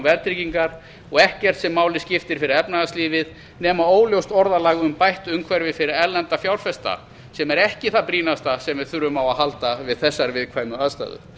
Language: Icelandic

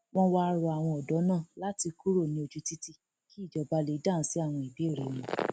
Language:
Yoruba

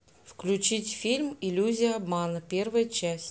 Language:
Russian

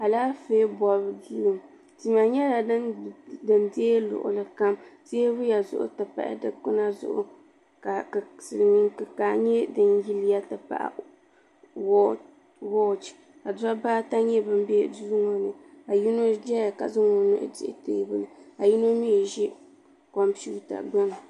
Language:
Dagbani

